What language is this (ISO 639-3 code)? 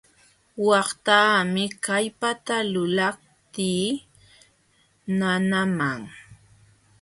qxw